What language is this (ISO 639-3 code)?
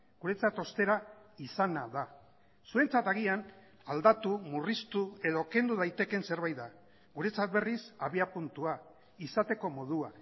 eus